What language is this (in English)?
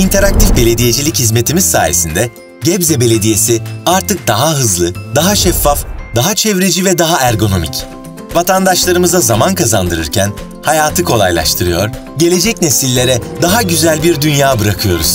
Turkish